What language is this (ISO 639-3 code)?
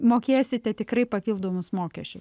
lit